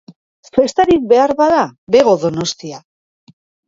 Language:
Basque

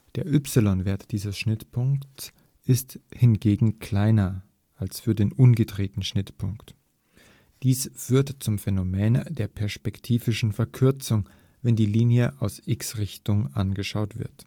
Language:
German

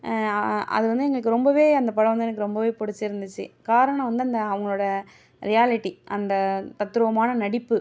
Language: Tamil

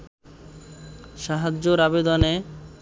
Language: Bangla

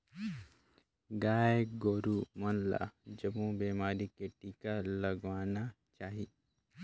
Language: Chhattisgarhi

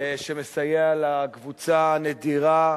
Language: Hebrew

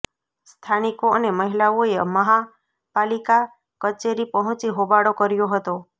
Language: Gujarati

